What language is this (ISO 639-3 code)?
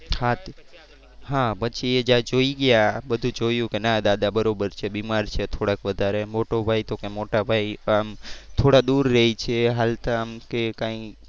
guj